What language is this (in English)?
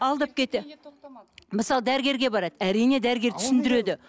Kazakh